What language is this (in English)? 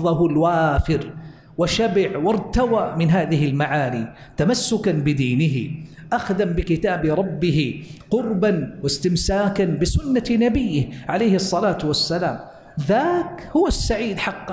Arabic